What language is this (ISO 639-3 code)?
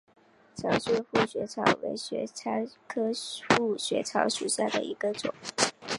zho